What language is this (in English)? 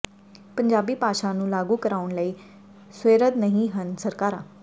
Punjabi